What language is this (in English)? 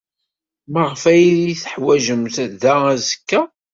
Kabyle